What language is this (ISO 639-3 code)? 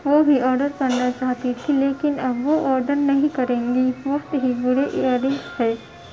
urd